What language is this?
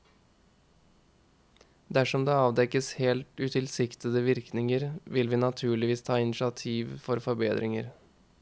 Norwegian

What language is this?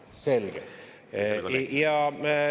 Estonian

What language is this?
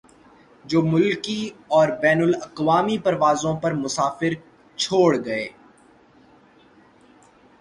Urdu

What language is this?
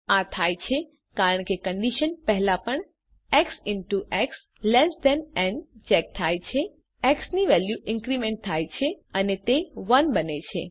Gujarati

